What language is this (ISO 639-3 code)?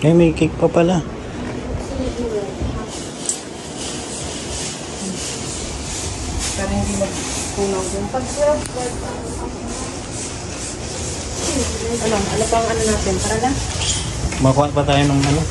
fil